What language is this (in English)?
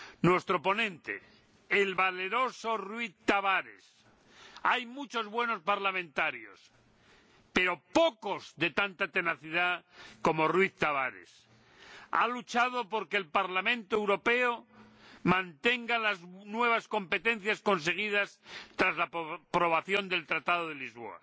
Spanish